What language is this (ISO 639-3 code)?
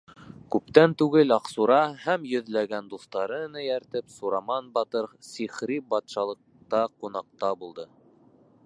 bak